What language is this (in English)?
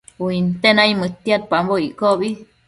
Matsés